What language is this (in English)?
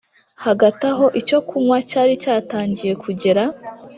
Kinyarwanda